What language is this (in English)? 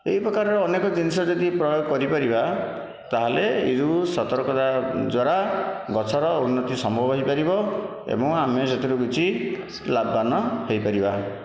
Odia